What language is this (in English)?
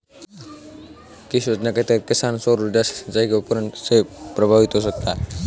Hindi